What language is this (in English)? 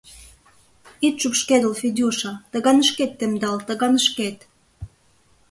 Mari